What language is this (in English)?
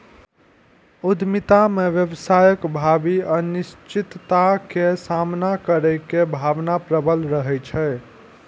Maithili